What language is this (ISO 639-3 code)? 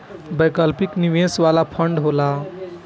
bho